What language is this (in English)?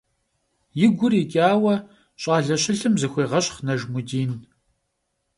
Kabardian